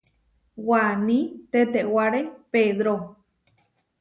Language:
Huarijio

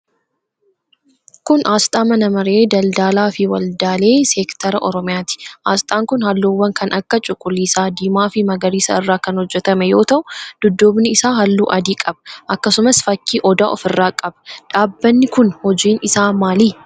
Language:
Oromo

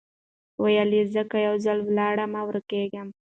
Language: Pashto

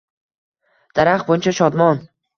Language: Uzbek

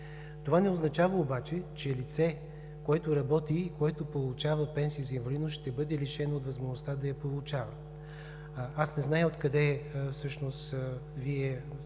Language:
Bulgarian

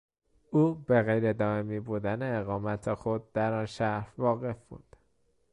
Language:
Persian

